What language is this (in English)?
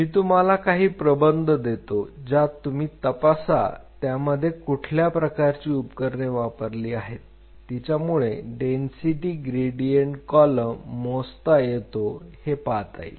Marathi